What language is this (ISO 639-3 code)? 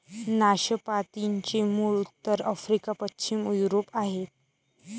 mar